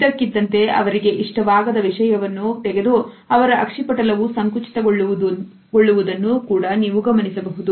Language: Kannada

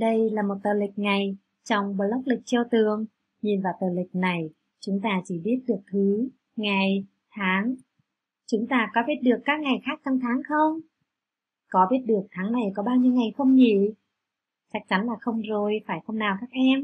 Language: Vietnamese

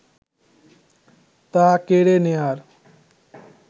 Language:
Bangla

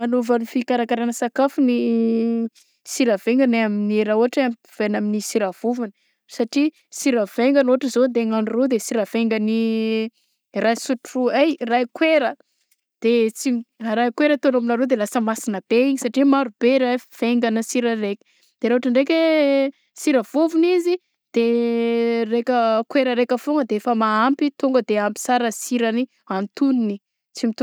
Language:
Southern Betsimisaraka Malagasy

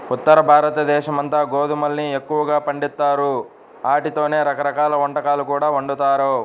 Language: Telugu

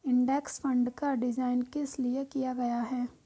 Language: Hindi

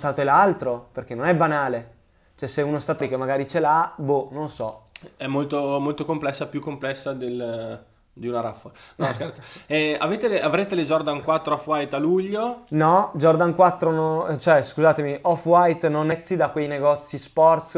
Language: Italian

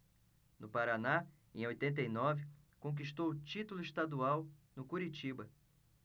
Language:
Portuguese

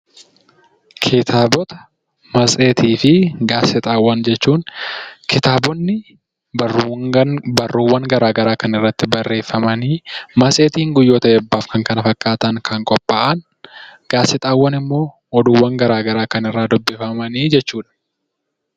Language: Oromo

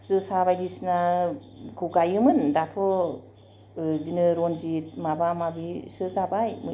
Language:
Bodo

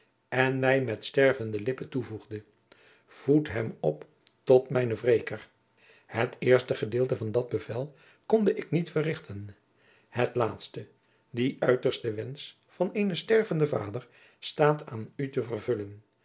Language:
Dutch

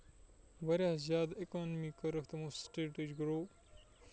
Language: Kashmiri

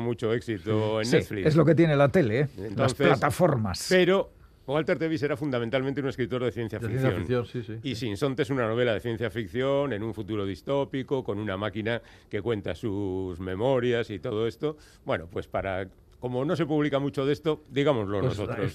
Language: Spanish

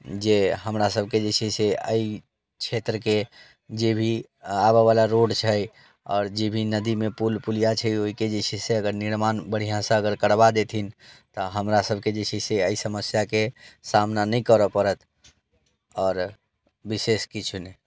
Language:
Maithili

